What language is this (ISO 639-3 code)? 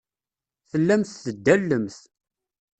kab